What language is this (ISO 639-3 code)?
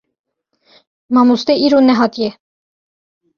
kur